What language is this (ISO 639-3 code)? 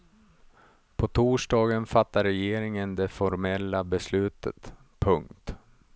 swe